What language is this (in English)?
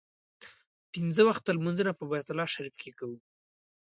Pashto